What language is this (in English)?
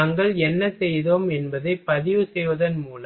Tamil